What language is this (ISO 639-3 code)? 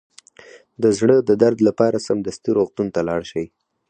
pus